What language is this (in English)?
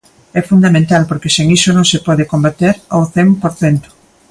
Galician